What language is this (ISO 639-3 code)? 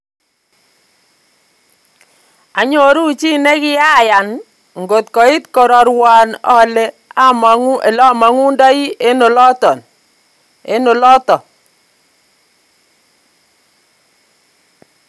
kln